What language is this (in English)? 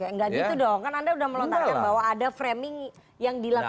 Indonesian